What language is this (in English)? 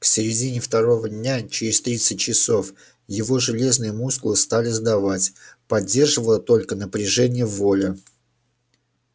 Russian